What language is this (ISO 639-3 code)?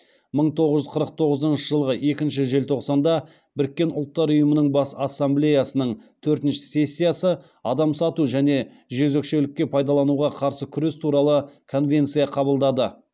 kaz